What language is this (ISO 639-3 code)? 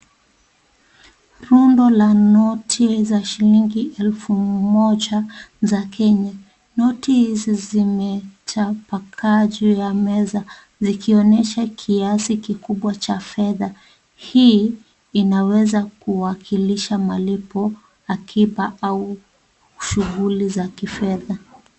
swa